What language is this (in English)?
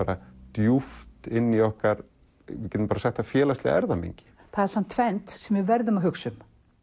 Icelandic